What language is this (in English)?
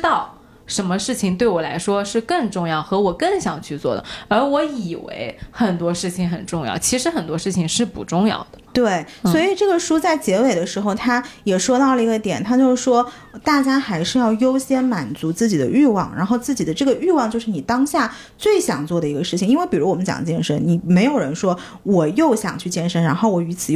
Chinese